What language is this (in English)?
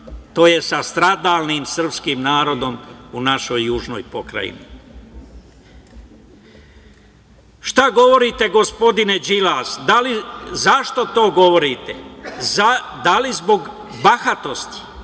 Serbian